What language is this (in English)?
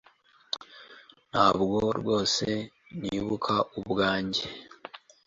Kinyarwanda